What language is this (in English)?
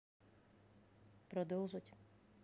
Russian